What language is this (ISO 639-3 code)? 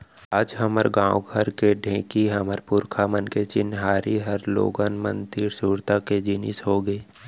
hne